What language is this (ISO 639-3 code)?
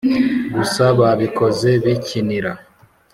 kin